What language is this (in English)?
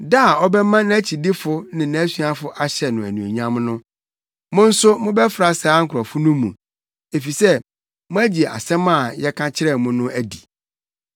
Akan